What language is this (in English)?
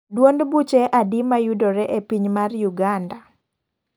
Luo (Kenya and Tanzania)